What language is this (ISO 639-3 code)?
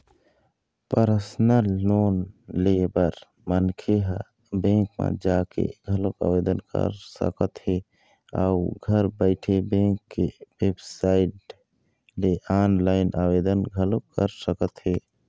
hne